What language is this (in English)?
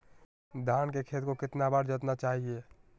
Magahi